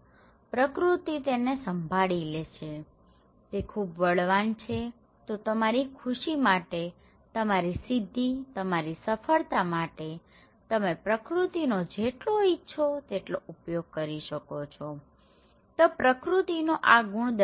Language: Gujarati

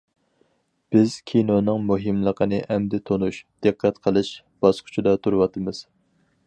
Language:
Uyghur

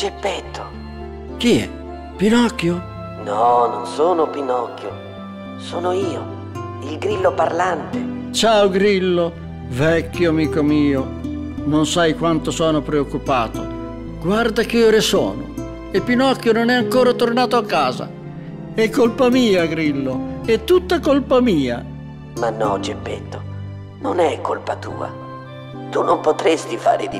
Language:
Italian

